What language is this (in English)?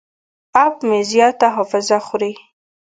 Pashto